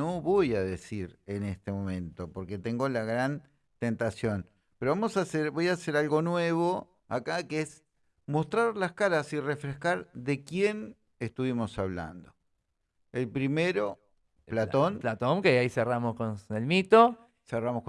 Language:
Spanish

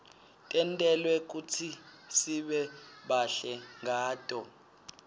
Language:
Swati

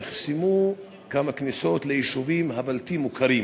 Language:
Hebrew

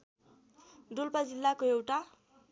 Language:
Nepali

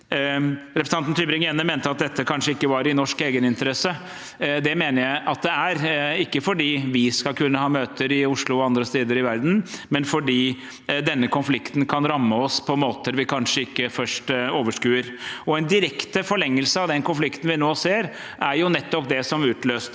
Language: Norwegian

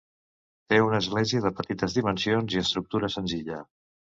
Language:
Catalan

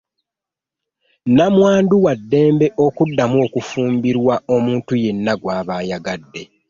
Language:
Ganda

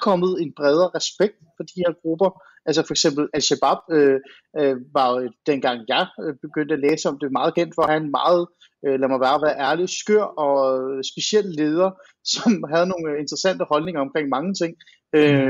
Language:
Danish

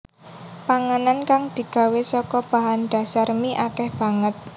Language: Javanese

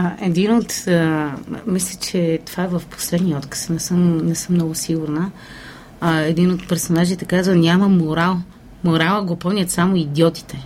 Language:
Bulgarian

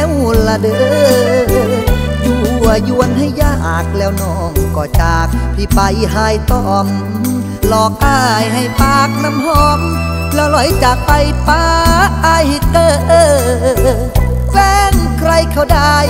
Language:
Thai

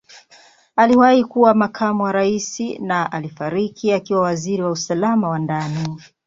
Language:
Swahili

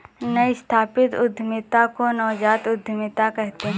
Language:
Hindi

